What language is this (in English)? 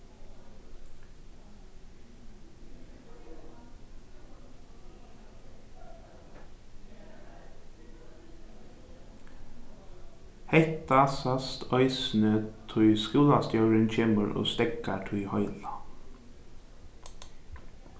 Faroese